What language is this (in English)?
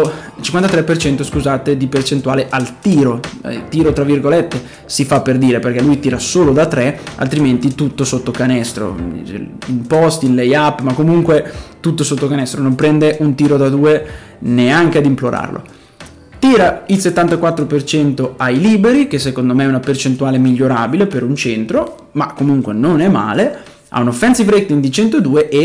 Italian